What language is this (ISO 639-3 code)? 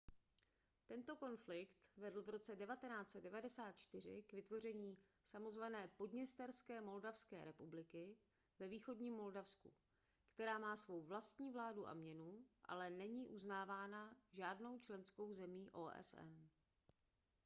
ces